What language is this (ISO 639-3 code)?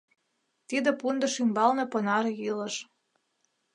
chm